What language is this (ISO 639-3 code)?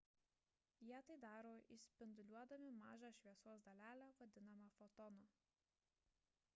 lit